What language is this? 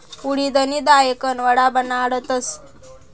Marathi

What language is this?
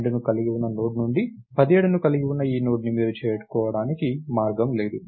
Telugu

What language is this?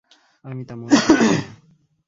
Bangla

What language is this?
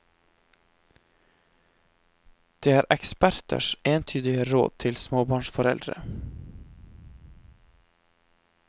Norwegian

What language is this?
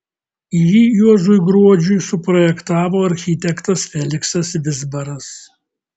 Lithuanian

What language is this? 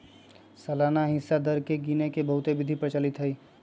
Magahi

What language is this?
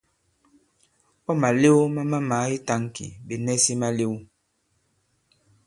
Bankon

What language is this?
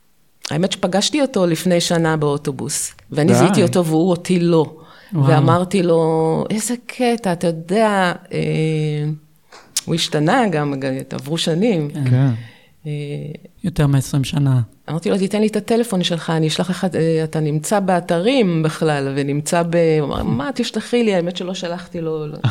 Hebrew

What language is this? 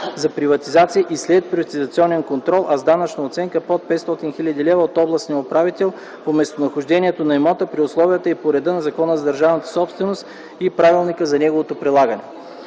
Bulgarian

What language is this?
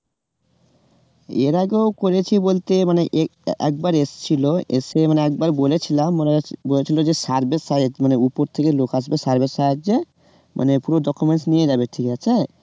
Bangla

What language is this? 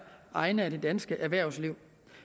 Danish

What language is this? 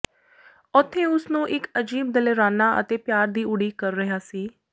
Punjabi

